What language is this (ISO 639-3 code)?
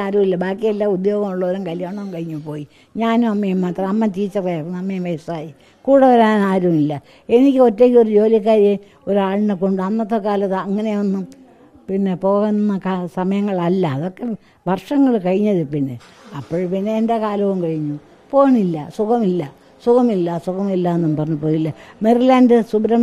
mal